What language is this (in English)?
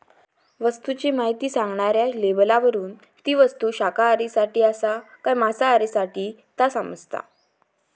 Marathi